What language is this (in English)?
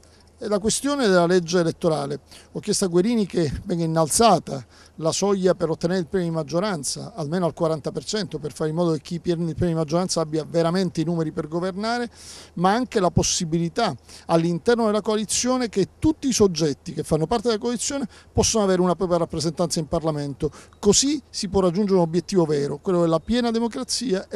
Italian